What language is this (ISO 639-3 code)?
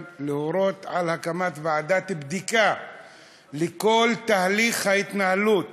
heb